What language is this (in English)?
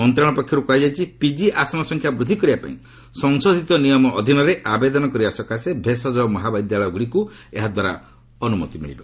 Odia